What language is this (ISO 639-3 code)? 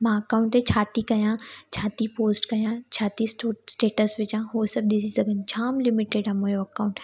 snd